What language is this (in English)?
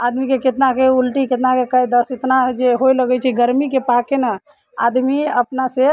Maithili